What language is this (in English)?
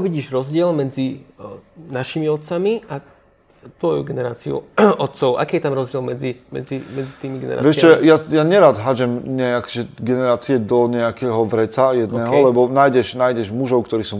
Slovak